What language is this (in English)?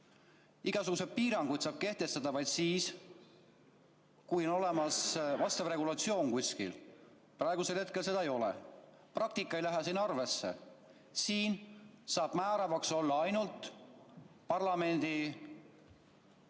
Estonian